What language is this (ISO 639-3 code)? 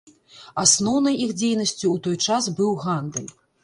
bel